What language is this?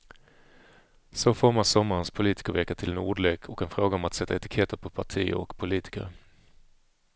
Swedish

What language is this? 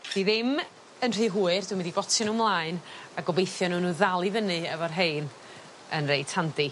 Welsh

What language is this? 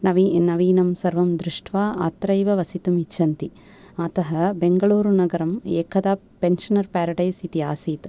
Sanskrit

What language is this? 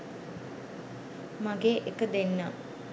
Sinhala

